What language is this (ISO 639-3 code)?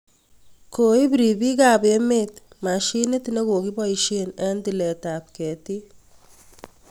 kln